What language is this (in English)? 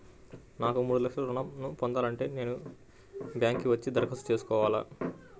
Telugu